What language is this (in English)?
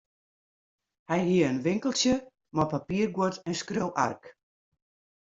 Western Frisian